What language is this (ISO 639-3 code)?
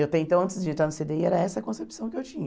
por